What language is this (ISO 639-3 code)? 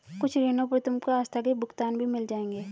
hin